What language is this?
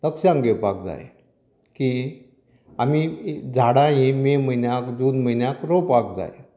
Konkani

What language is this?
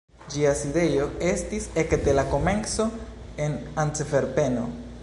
Esperanto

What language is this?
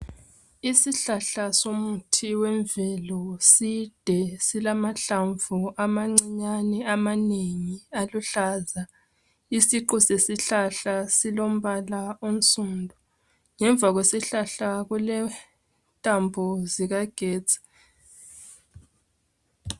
North Ndebele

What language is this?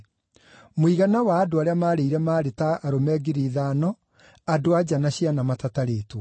Kikuyu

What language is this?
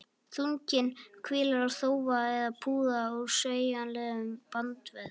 Icelandic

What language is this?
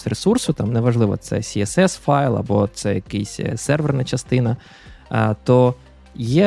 Ukrainian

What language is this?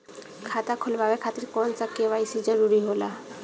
Bhojpuri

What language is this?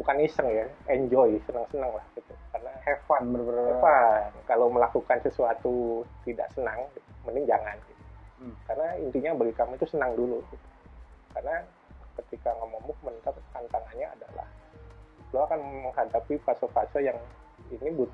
Indonesian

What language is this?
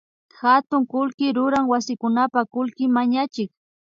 Imbabura Highland Quichua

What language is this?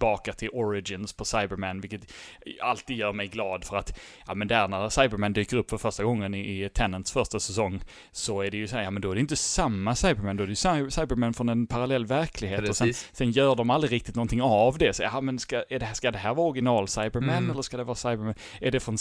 Swedish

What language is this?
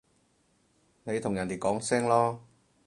Cantonese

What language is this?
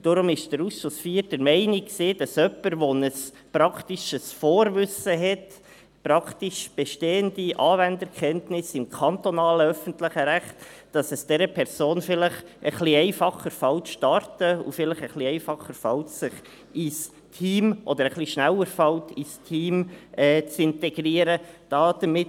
Swiss German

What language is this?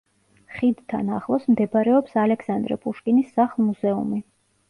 Georgian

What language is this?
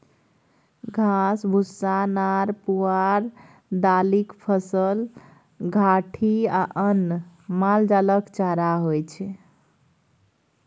Maithili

